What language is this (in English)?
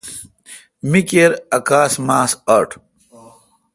Kalkoti